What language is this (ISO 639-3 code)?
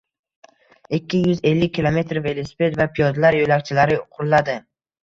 uzb